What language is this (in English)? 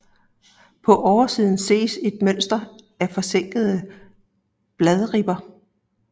Danish